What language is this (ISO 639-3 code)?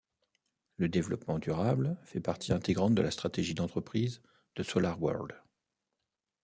fra